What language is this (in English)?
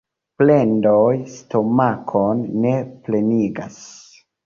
Esperanto